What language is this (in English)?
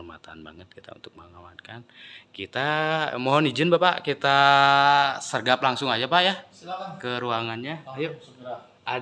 Indonesian